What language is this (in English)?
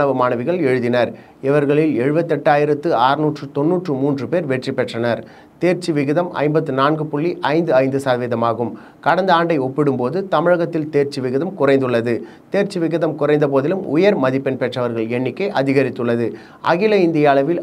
Arabic